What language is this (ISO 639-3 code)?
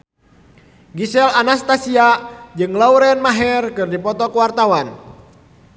sun